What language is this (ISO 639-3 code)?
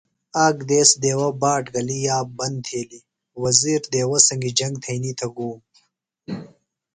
phl